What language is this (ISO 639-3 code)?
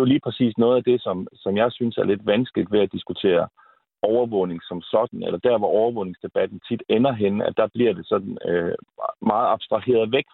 dan